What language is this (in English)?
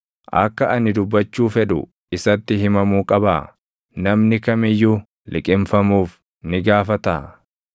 Oromo